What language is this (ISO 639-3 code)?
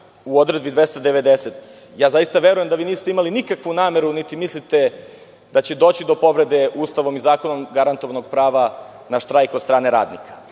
srp